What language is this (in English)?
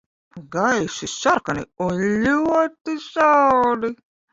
Latvian